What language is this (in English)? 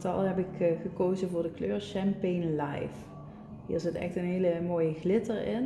Dutch